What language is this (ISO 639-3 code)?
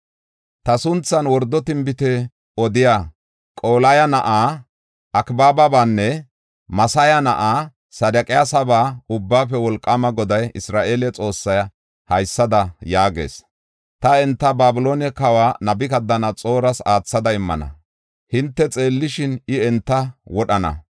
gof